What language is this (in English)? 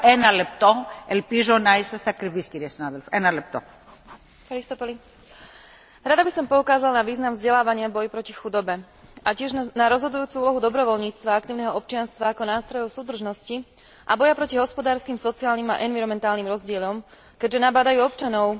Slovak